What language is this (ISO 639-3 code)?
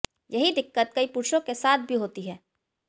hin